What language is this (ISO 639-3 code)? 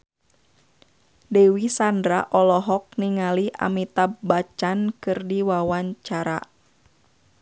sun